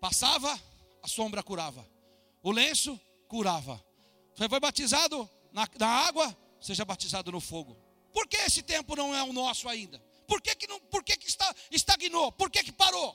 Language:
Portuguese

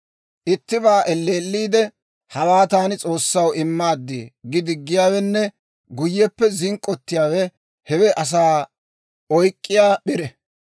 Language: Dawro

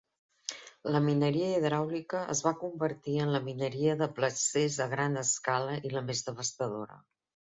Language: Catalan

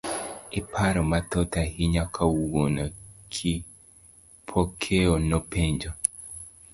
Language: Luo (Kenya and Tanzania)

